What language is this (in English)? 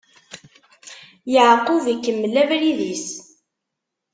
Kabyle